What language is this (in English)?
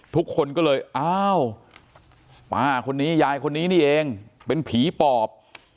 Thai